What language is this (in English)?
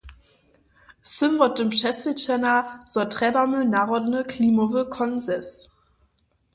Upper Sorbian